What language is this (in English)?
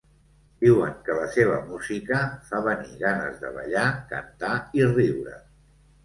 Catalan